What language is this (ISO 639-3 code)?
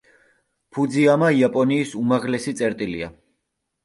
kat